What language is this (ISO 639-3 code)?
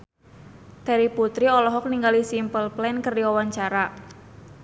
sun